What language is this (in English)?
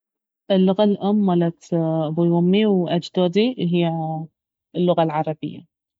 Baharna Arabic